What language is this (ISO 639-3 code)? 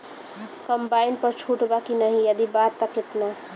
bho